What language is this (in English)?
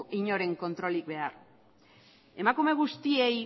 Basque